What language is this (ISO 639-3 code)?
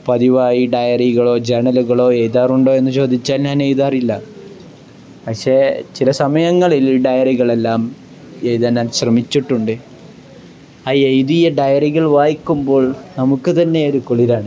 mal